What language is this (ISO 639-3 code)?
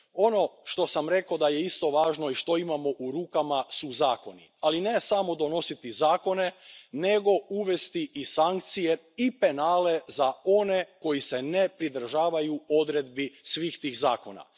hrv